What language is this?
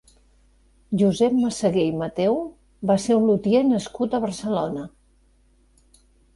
Catalan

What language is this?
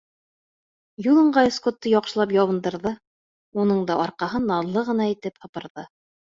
Bashkir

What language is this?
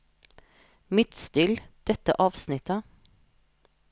Norwegian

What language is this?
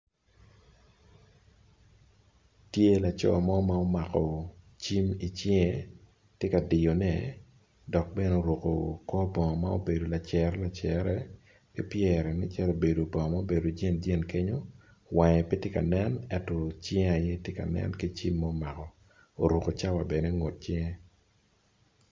Acoli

